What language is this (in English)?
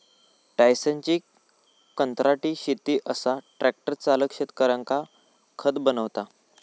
Marathi